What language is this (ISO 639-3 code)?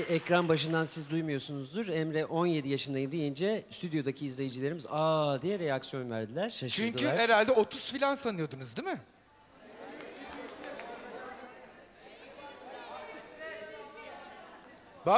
tur